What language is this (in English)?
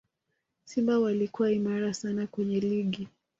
Swahili